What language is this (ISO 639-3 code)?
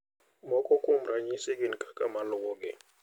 luo